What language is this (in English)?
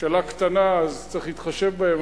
Hebrew